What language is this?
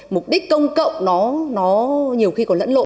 Vietnamese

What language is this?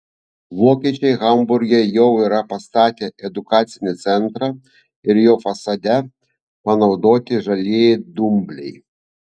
Lithuanian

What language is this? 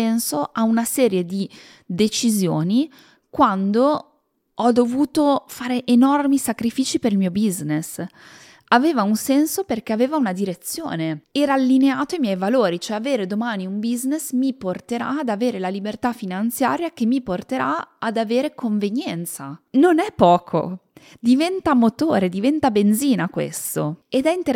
Italian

